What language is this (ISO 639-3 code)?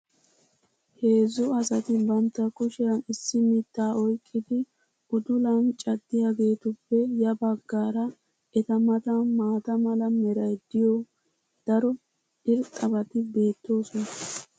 wal